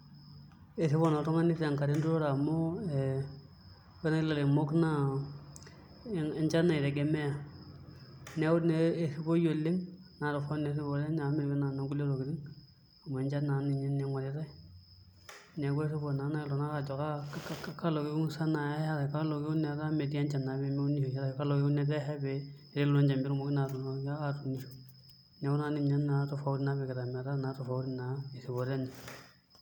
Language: Masai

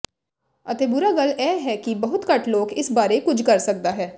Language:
Punjabi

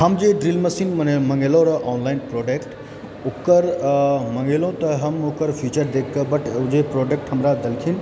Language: Maithili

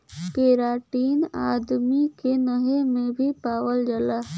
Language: Bhojpuri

